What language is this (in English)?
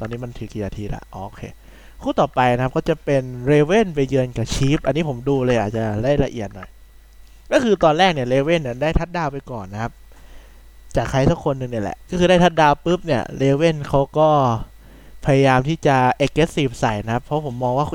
Thai